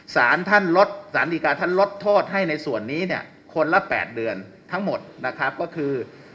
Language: Thai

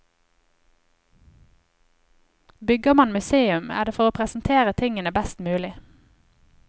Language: Norwegian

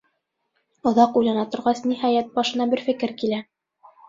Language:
Bashkir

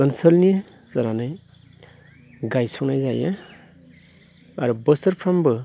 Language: Bodo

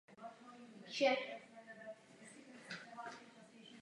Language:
Czech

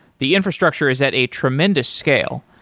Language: English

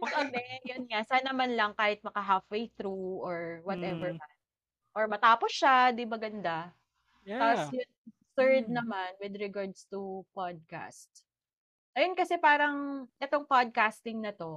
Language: Filipino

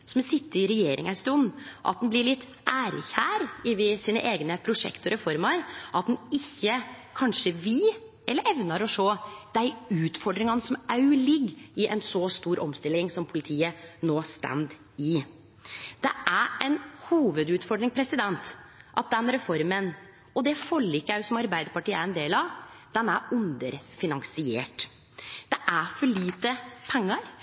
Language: Norwegian Nynorsk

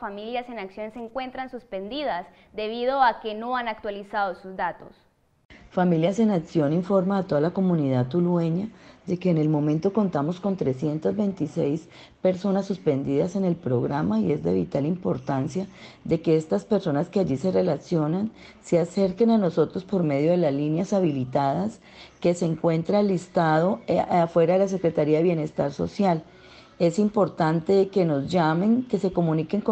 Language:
Spanish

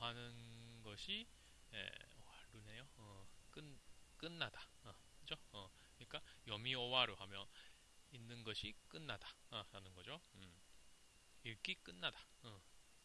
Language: Korean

